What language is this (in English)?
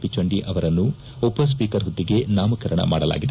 Kannada